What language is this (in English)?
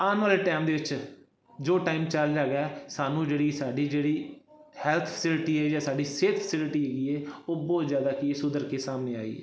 Punjabi